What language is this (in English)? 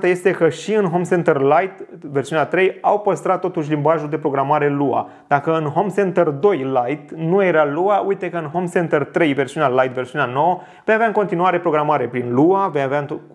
Romanian